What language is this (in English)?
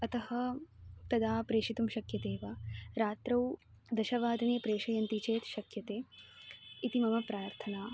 Sanskrit